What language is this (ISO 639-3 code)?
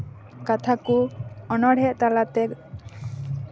sat